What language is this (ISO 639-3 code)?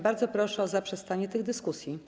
pol